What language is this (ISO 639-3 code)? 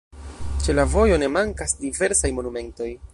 epo